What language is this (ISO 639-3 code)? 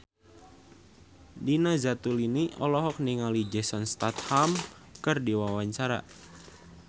sun